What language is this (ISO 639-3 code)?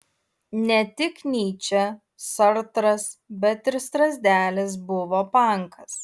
lit